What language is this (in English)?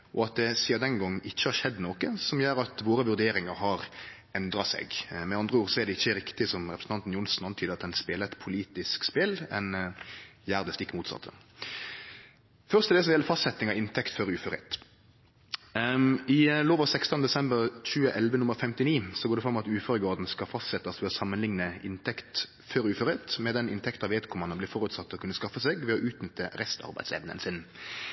Norwegian Nynorsk